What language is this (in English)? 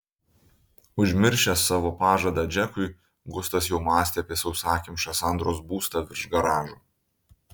Lithuanian